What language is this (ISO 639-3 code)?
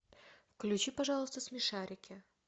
rus